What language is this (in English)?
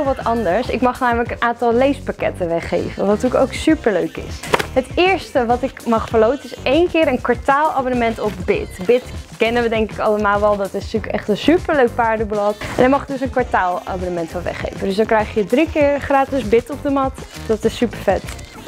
Dutch